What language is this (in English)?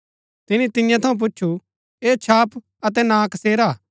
Gaddi